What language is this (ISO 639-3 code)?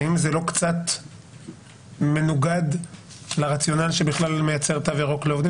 heb